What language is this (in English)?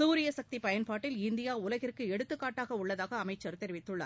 Tamil